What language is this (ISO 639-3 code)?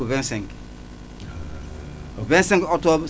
wol